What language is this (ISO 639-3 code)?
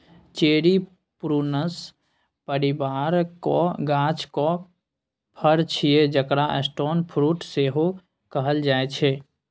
mai